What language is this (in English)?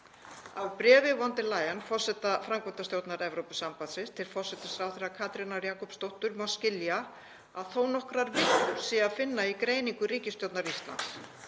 Icelandic